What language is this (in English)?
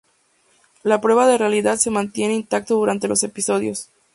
Spanish